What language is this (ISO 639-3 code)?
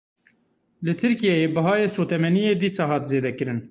kur